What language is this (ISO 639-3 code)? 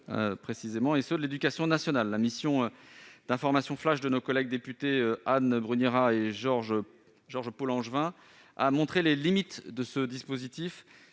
fra